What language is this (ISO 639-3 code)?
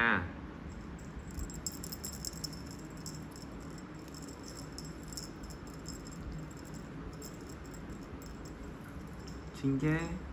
vie